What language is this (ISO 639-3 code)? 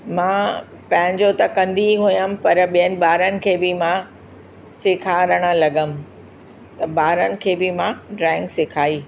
snd